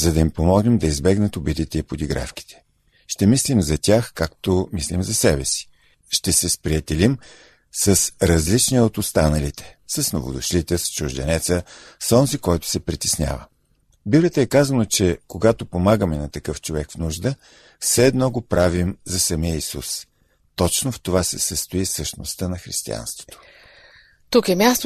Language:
Bulgarian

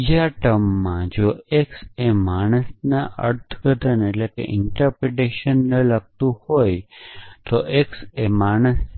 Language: Gujarati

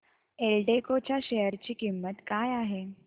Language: Marathi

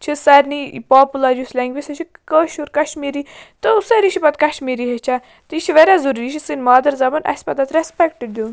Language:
Kashmiri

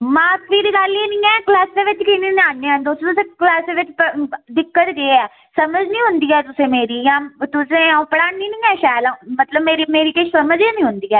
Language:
Dogri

